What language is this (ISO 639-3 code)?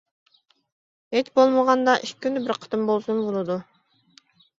uig